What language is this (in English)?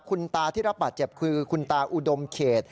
Thai